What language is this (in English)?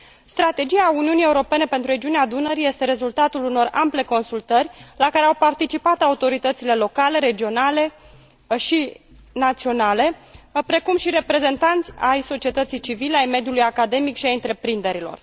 Romanian